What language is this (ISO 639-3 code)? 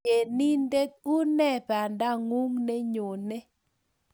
kln